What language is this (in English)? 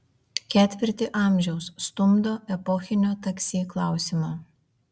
Lithuanian